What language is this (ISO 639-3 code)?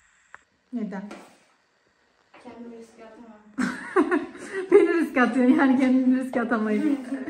tur